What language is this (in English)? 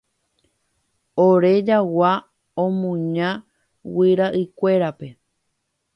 Guarani